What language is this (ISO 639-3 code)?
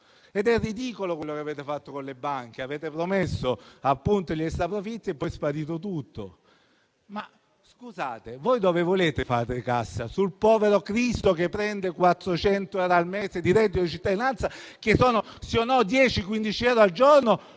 ita